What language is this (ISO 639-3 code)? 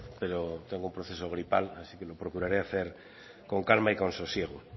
spa